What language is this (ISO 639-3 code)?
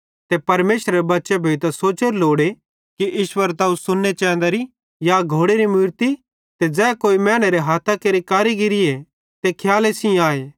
bhd